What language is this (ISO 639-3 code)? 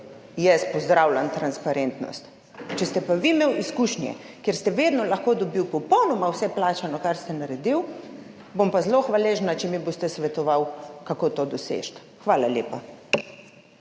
slv